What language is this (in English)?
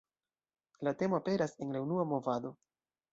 Esperanto